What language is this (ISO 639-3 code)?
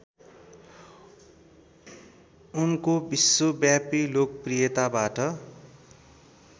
nep